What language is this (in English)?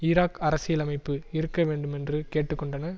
Tamil